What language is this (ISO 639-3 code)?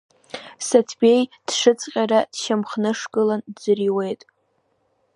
abk